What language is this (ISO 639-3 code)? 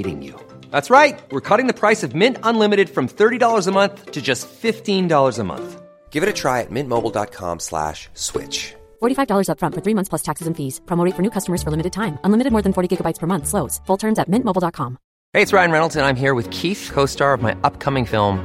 swe